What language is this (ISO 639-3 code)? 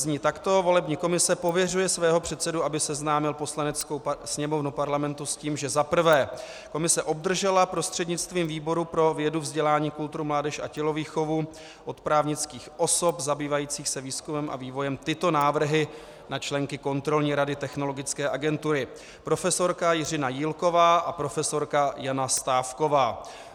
ces